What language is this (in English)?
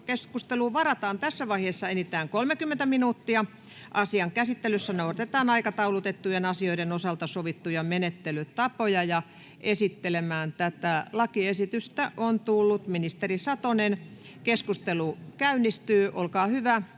Finnish